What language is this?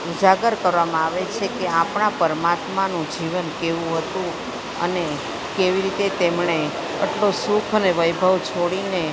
Gujarati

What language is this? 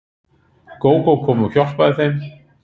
Icelandic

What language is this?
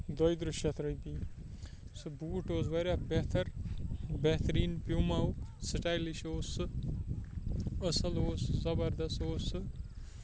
Kashmiri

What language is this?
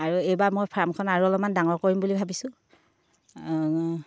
Assamese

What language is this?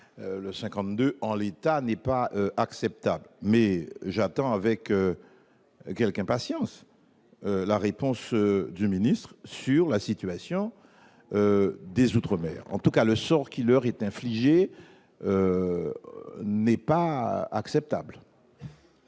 French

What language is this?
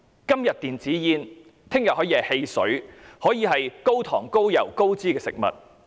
Cantonese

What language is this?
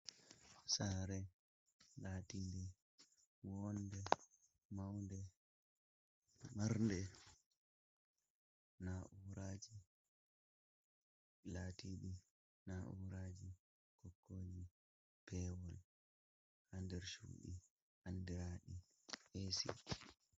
Fula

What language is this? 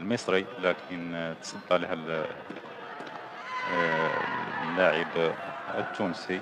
Arabic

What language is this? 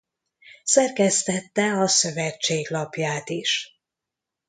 Hungarian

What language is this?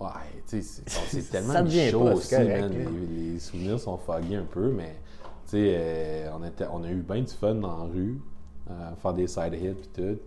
French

